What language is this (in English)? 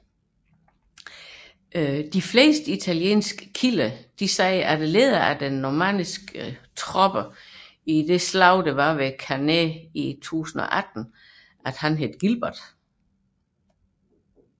Danish